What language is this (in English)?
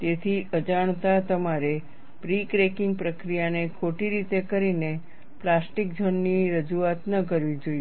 Gujarati